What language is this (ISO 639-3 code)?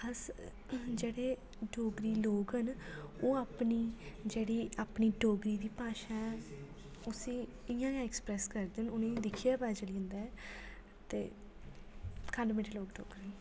doi